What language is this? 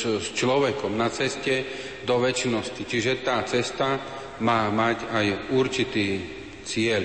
Slovak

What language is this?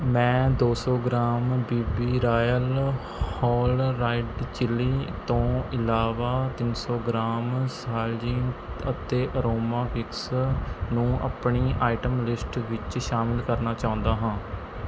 Punjabi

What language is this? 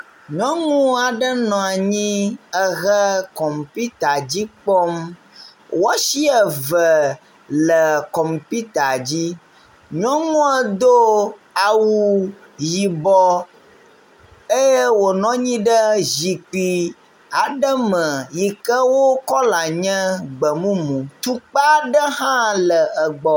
Ewe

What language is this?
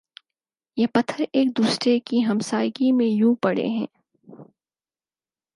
Urdu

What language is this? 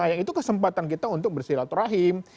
Indonesian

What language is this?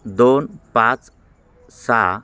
Marathi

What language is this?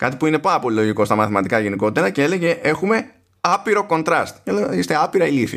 Greek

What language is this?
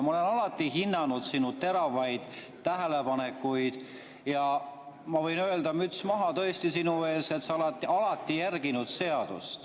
Estonian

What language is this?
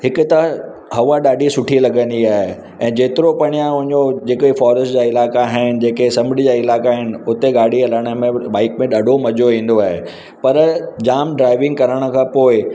Sindhi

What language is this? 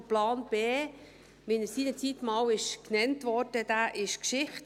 Swiss German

